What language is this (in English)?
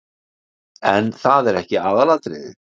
Icelandic